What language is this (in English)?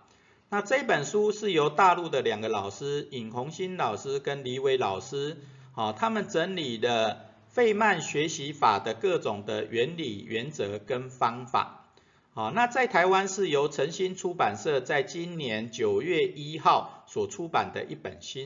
Chinese